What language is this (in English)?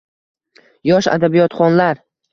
Uzbek